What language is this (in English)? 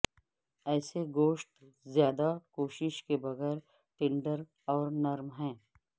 Urdu